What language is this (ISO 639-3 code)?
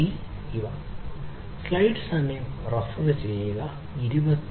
mal